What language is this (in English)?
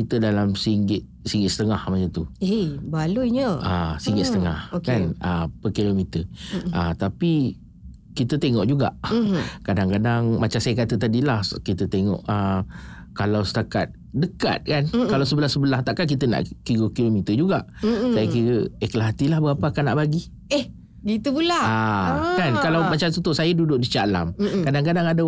Malay